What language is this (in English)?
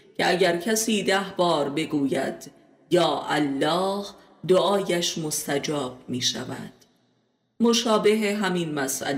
Persian